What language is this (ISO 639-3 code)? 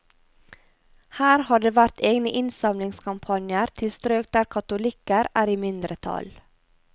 nor